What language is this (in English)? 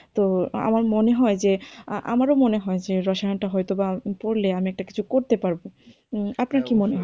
Bangla